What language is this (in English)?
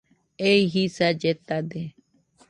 Nüpode Huitoto